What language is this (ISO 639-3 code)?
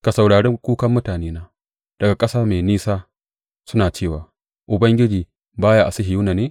hau